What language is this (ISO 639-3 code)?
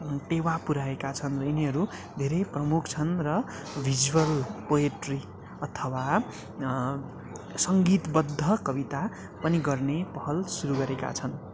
nep